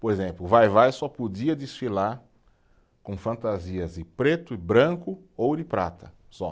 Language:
Portuguese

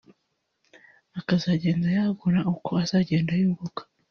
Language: Kinyarwanda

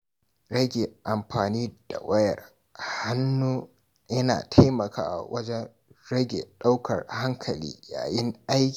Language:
Hausa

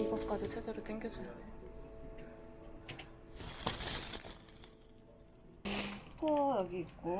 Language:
Korean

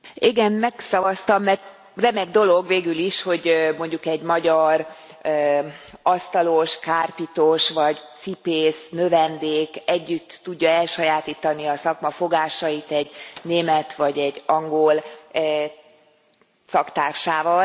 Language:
Hungarian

